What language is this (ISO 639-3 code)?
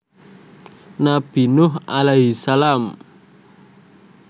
jav